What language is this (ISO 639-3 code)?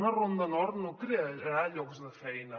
cat